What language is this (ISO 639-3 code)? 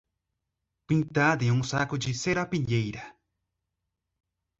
por